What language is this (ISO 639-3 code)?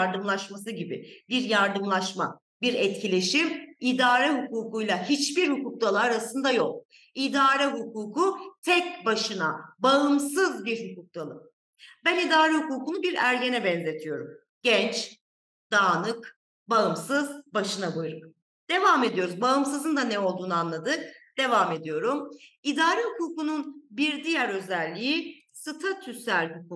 tur